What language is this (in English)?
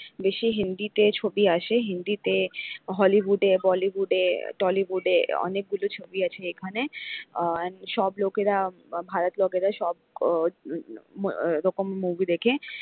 Bangla